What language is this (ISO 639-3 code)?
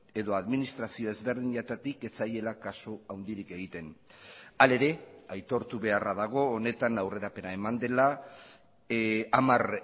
eus